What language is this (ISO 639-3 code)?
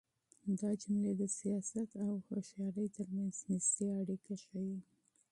pus